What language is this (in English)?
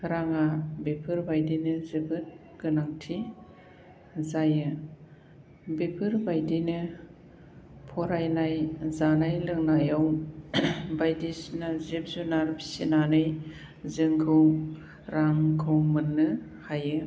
Bodo